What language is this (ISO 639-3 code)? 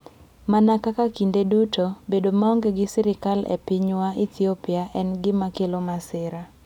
luo